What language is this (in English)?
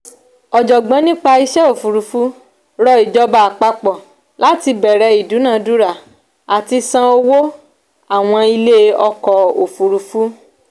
Yoruba